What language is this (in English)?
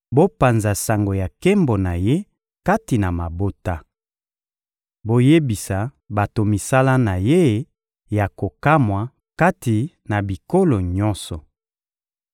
Lingala